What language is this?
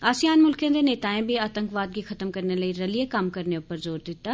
Dogri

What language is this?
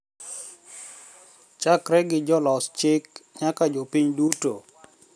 Luo (Kenya and Tanzania)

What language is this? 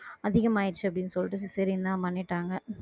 Tamil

